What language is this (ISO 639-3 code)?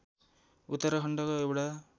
nep